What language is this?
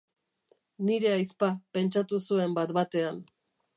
Basque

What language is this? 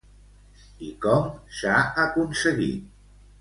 Catalan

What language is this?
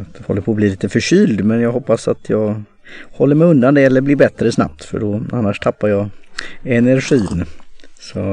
Swedish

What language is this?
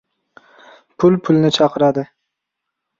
Uzbek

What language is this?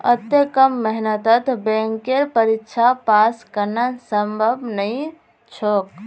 Magahi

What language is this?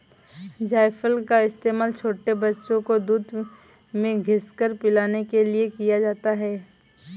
Hindi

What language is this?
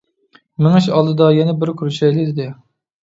Uyghur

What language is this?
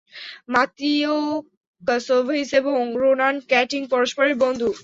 Bangla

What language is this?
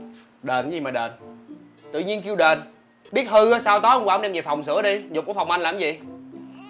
Vietnamese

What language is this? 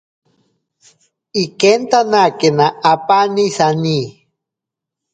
Ashéninka Perené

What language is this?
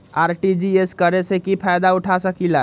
Magahi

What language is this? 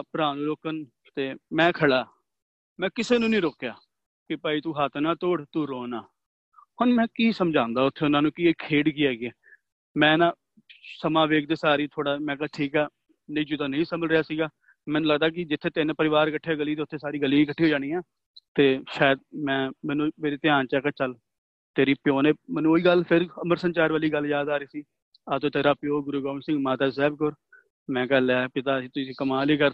Punjabi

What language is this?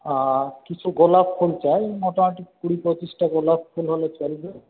Bangla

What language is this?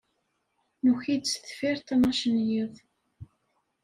Kabyle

